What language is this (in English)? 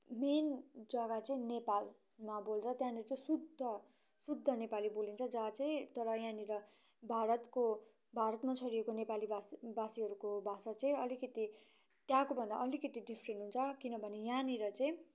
Nepali